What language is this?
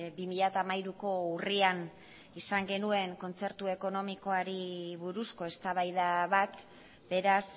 Basque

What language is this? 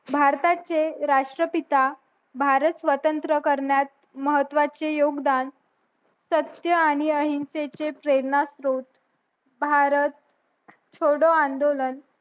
Marathi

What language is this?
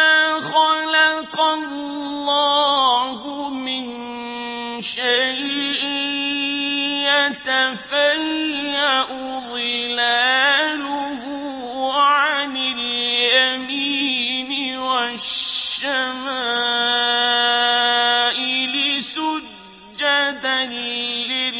Arabic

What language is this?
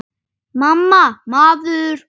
Icelandic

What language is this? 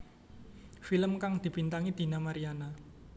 Javanese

